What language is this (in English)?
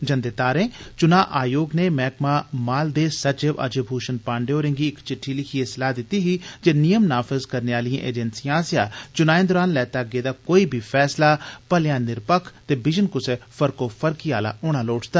Dogri